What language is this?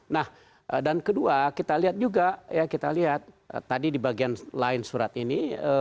Indonesian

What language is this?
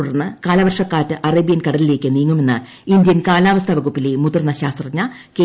Malayalam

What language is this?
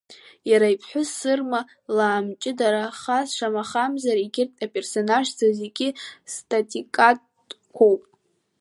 Abkhazian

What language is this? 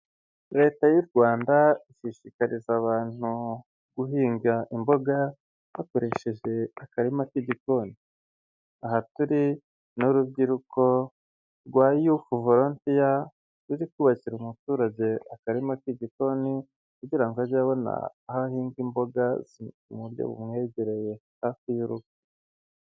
Kinyarwanda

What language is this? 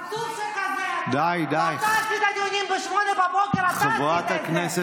Hebrew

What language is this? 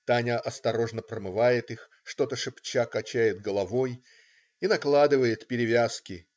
Russian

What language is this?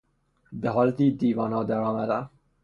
Persian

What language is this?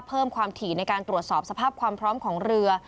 Thai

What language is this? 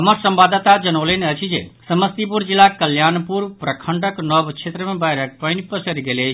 Maithili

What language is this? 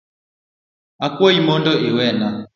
Luo (Kenya and Tanzania)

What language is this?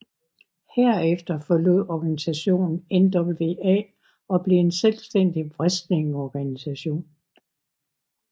Danish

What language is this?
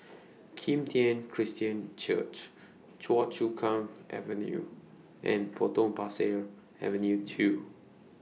English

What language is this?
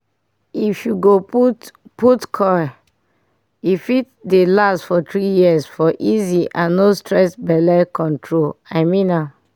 Nigerian Pidgin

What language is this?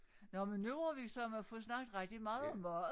Danish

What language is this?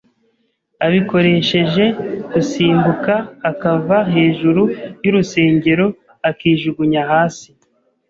Kinyarwanda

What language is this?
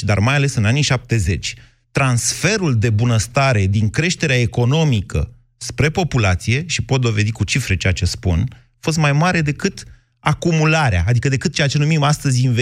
Romanian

